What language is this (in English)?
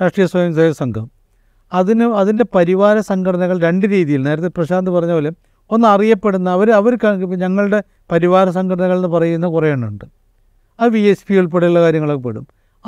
Malayalam